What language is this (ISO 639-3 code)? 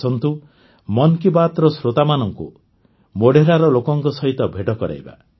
ori